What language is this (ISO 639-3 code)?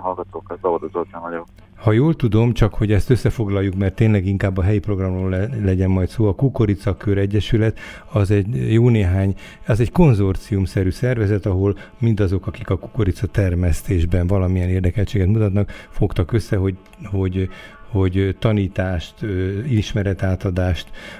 hun